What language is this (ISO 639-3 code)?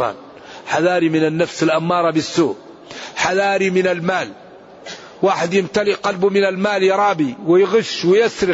ara